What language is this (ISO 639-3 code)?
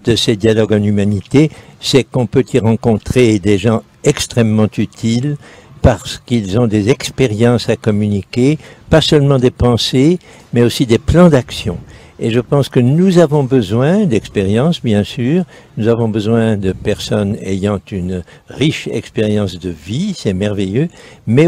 fra